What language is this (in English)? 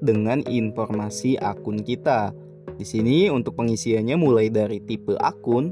Indonesian